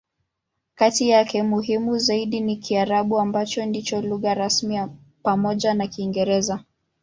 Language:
Swahili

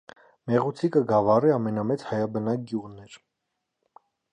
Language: Armenian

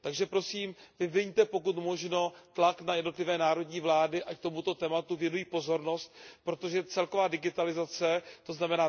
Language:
Czech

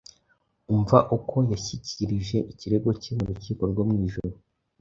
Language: Kinyarwanda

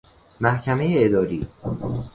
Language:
Persian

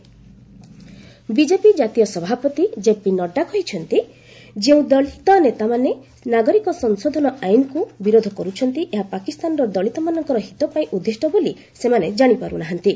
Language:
Odia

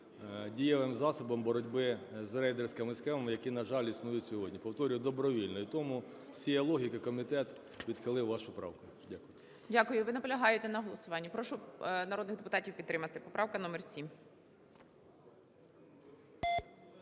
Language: Ukrainian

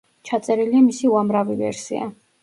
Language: Georgian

